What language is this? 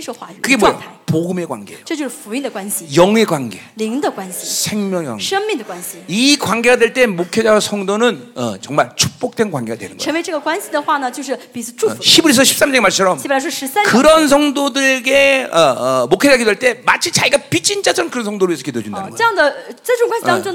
Korean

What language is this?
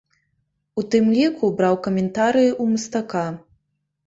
Belarusian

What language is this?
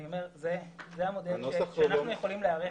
Hebrew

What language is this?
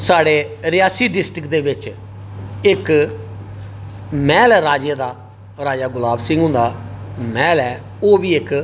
Dogri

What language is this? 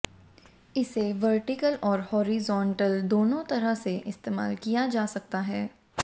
Hindi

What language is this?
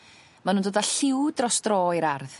Welsh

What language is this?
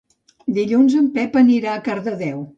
Catalan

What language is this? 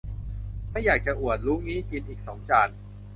Thai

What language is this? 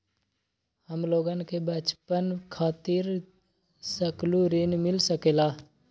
Magahi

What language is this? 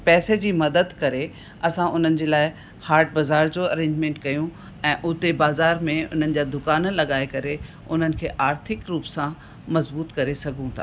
Sindhi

